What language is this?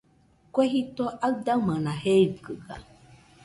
Nüpode Huitoto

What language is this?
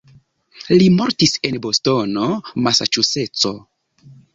Esperanto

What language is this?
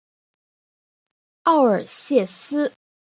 Chinese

